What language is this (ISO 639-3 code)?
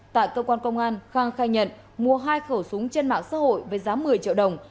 vie